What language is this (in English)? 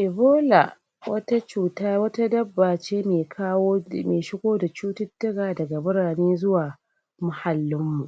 Hausa